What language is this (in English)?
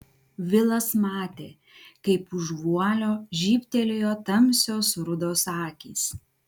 Lithuanian